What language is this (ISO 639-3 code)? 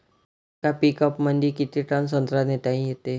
mar